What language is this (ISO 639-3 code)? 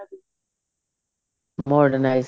pan